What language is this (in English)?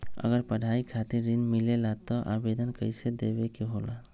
Magahi